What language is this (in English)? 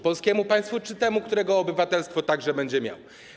Polish